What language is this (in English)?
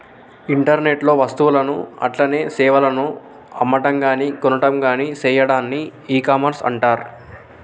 Telugu